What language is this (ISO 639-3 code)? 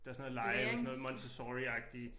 dan